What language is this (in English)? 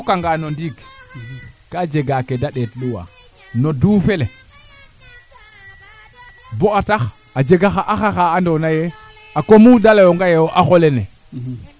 Serer